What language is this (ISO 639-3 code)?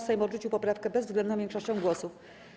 pol